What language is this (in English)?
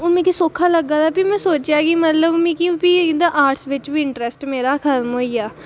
Dogri